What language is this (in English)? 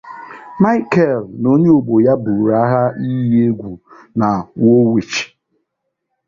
Igbo